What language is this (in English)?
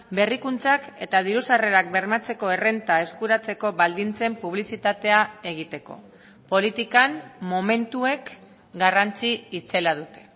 Basque